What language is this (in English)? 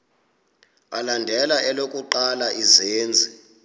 Xhosa